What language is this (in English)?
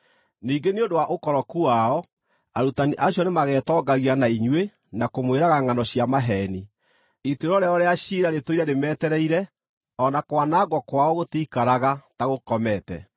Kikuyu